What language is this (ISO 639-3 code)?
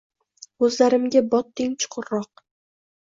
uzb